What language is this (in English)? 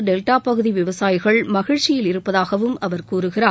Tamil